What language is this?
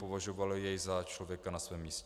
Czech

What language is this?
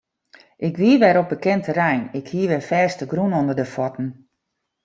Western Frisian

